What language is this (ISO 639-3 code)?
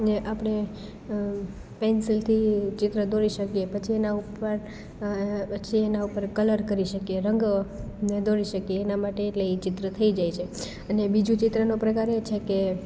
guj